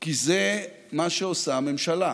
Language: Hebrew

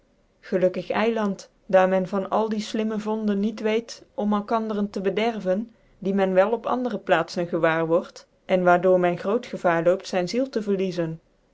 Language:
Dutch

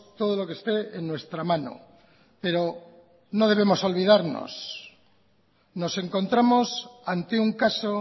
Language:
Spanish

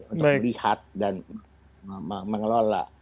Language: Indonesian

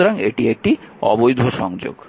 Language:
Bangla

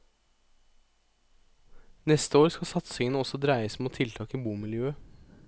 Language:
Norwegian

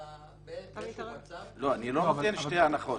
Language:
Hebrew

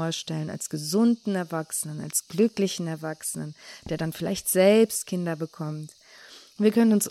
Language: German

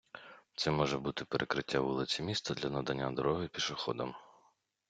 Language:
Ukrainian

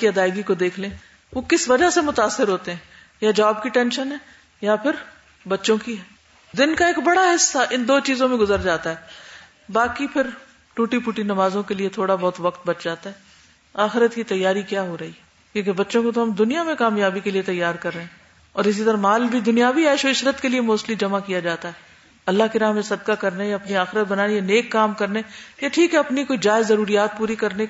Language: Urdu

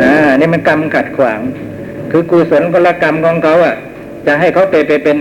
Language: Thai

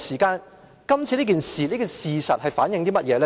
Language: Cantonese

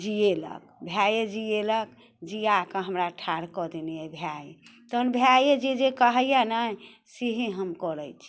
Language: Maithili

